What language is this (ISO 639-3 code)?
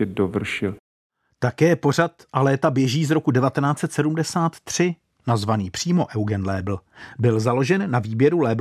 ces